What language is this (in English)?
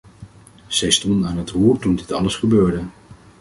Dutch